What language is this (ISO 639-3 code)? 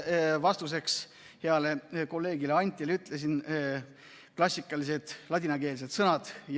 est